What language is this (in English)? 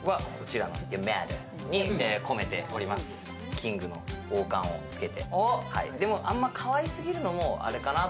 Japanese